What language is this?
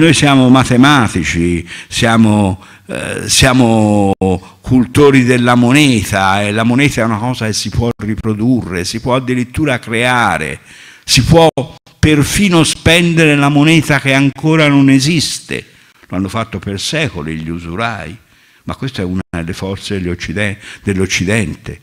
Italian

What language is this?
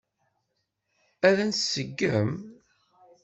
Kabyle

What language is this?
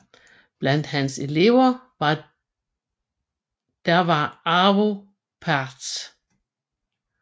Danish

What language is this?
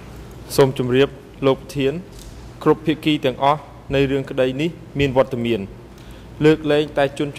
Thai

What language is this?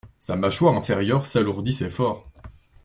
French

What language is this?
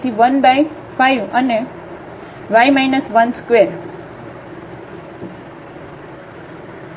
Gujarati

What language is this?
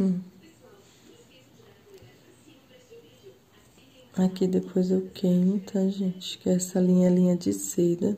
Portuguese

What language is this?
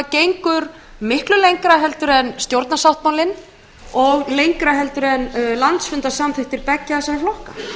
Icelandic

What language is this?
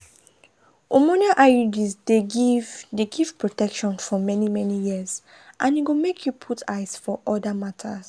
Nigerian Pidgin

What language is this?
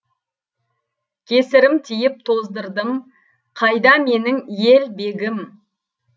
Kazakh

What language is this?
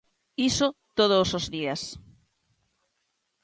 Galician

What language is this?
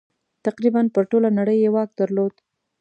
Pashto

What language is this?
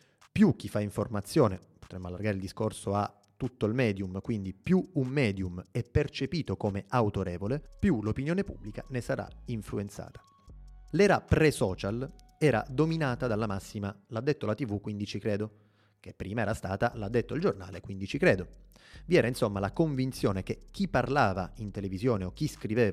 Italian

